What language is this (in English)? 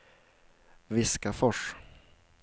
Swedish